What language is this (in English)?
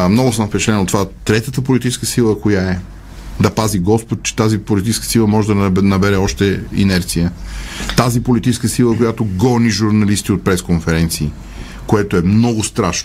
Bulgarian